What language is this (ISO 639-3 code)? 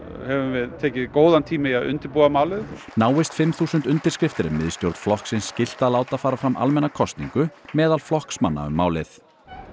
isl